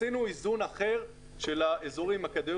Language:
Hebrew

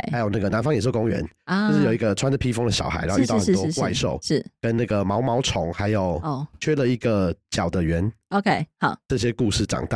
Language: Chinese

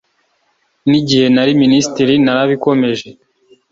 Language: Kinyarwanda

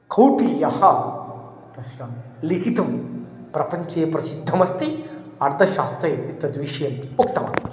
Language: Sanskrit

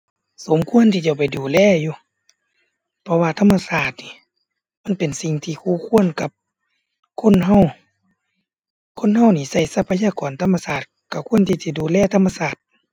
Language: Thai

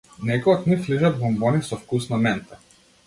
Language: Macedonian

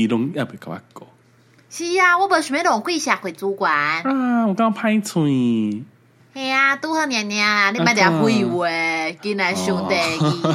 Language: Chinese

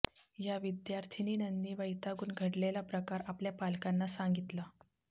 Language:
Marathi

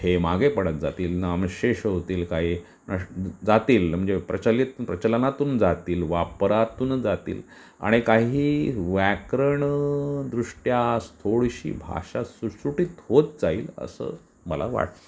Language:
Marathi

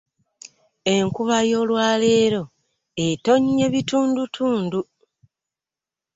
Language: Ganda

